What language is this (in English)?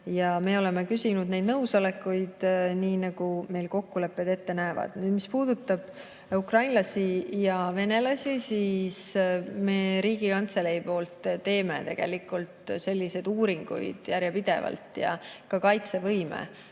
Estonian